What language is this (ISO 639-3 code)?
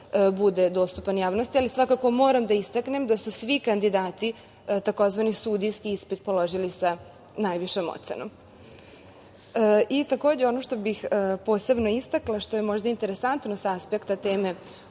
srp